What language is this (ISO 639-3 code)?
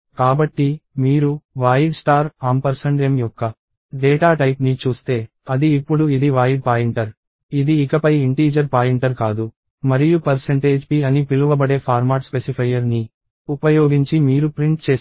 tel